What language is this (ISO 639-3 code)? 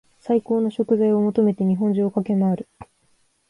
jpn